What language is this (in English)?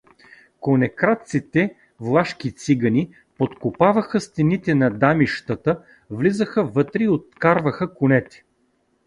Bulgarian